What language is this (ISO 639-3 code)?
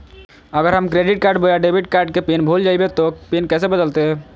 mag